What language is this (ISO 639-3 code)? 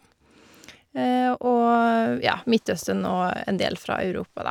nor